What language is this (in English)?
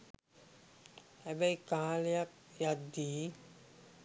Sinhala